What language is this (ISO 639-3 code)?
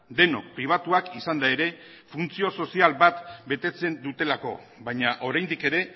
eus